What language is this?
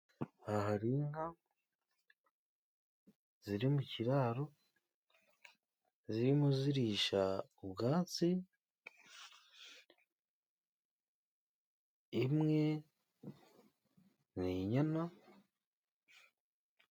Kinyarwanda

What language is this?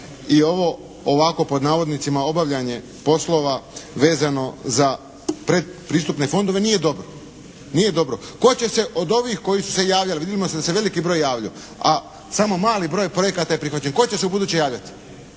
Croatian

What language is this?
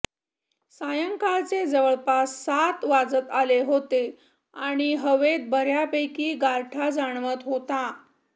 Marathi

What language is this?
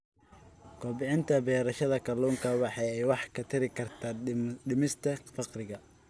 Somali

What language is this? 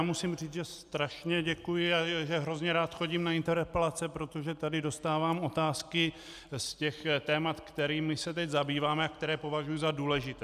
Czech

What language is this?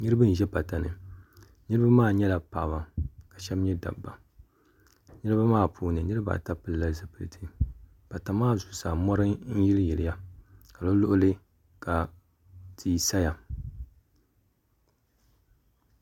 Dagbani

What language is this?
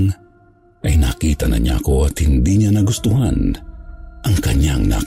Filipino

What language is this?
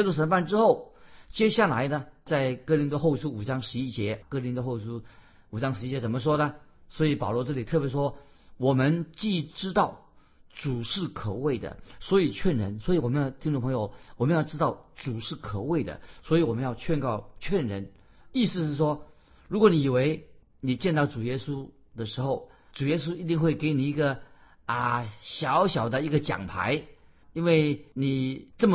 Chinese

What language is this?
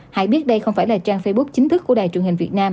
Vietnamese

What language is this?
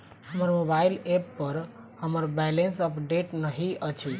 Maithili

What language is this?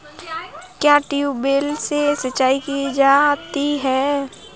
Hindi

